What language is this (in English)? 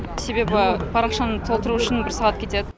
Kazakh